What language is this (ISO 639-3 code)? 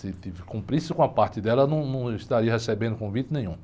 por